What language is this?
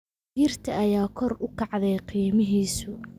Somali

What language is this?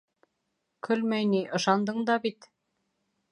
Bashkir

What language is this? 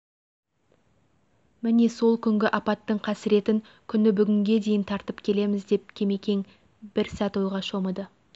Kazakh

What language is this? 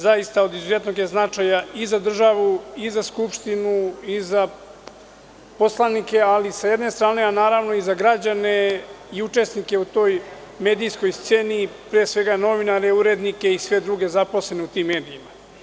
Serbian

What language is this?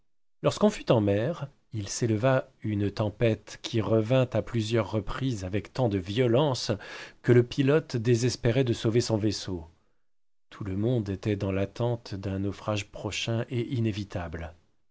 French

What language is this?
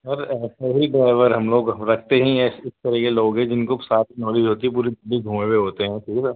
Urdu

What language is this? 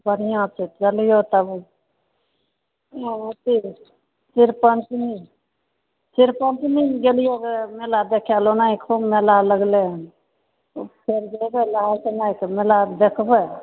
Maithili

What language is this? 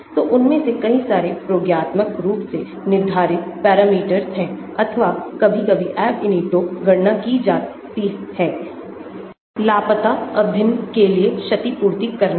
Hindi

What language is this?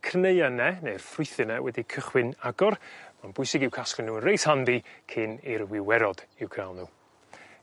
Welsh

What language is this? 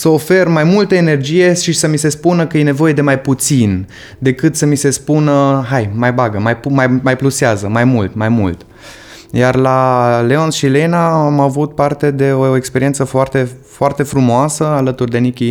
Romanian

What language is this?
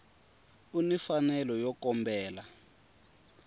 Tsonga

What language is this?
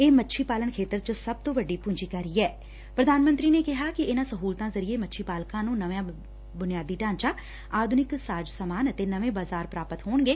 Punjabi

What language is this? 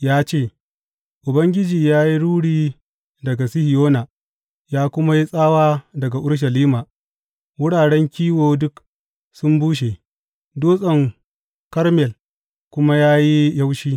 Hausa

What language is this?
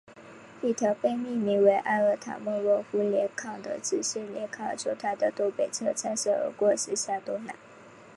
Chinese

